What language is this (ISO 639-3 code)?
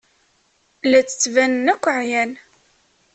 kab